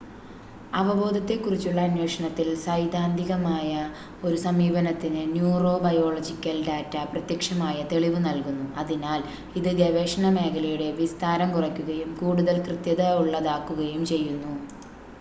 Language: Malayalam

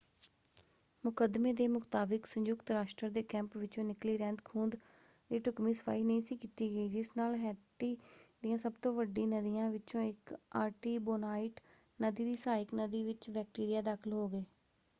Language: Punjabi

